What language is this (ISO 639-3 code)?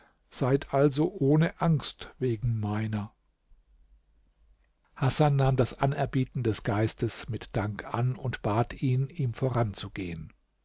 deu